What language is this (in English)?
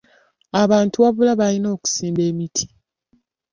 Ganda